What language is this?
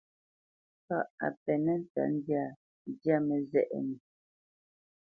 Bamenyam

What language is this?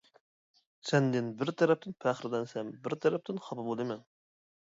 Uyghur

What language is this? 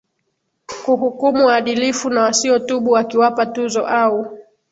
Swahili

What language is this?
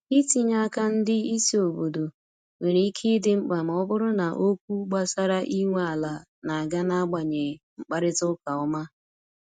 Igbo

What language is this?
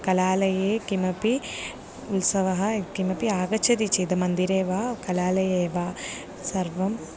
Sanskrit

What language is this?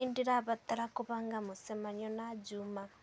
Kikuyu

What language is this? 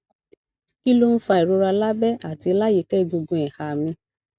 Yoruba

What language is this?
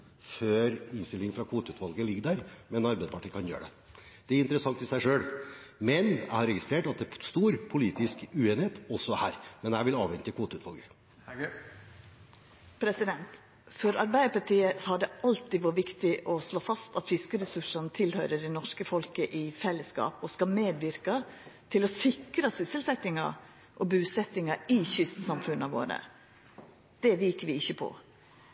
Norwegian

